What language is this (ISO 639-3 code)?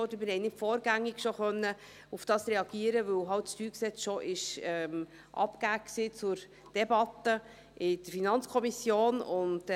gsw